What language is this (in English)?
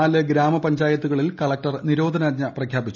Malayalam